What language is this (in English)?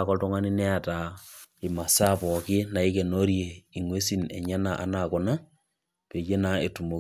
Masai